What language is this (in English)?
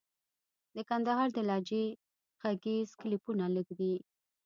Pashto